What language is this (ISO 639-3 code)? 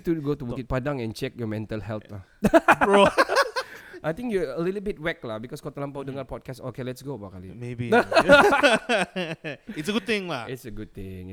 msa